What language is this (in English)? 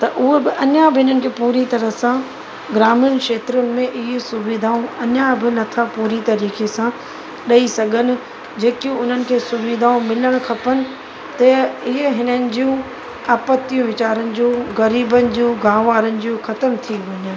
Sindhi